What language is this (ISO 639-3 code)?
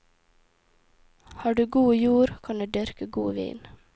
nor